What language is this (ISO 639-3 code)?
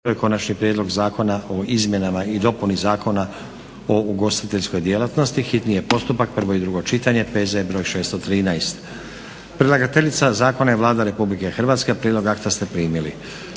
hrv